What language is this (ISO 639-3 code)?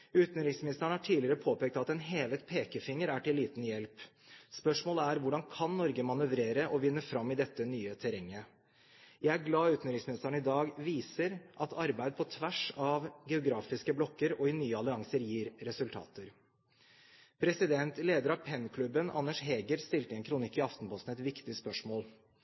nob